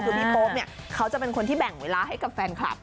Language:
Thai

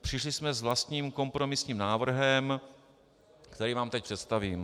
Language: Czech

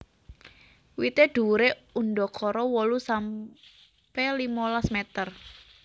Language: Javanese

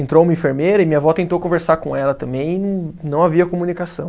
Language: Portuguese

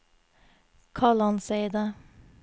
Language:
Norwegian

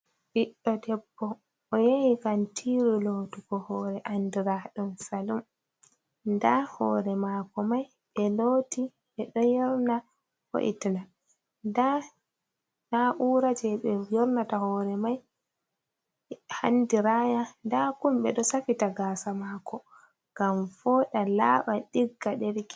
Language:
Fula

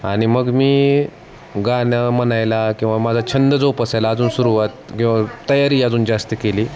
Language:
Marathi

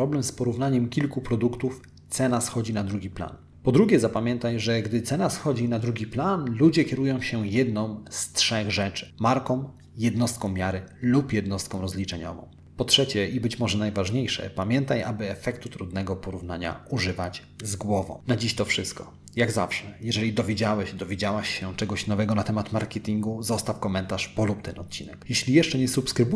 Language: Polish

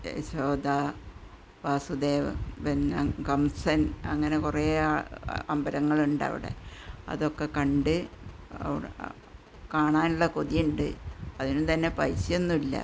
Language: Malayalam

